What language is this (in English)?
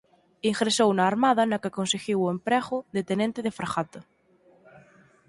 Galician